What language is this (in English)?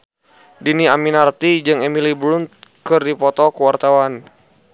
Sundanese